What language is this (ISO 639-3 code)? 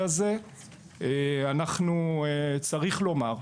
heb